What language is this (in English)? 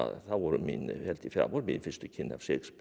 Icelandic